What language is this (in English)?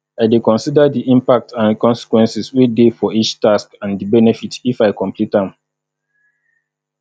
Nigerian Pidgin